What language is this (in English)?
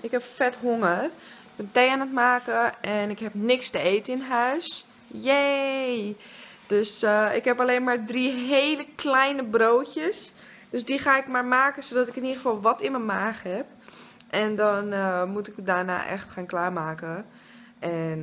Dutch